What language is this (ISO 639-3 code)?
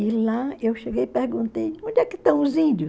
por